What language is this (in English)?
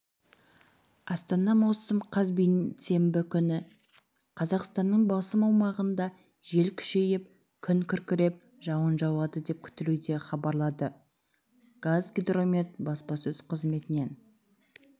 Kazakh